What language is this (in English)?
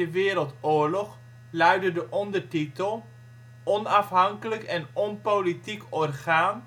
Dutch